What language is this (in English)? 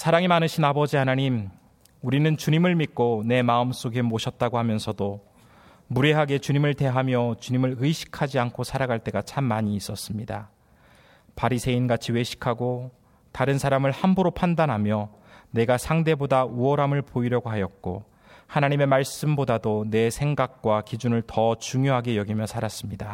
Korean